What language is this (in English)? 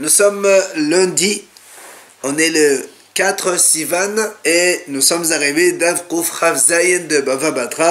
French